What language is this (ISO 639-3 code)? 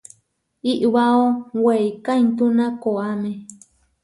var